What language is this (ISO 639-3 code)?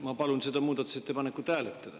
est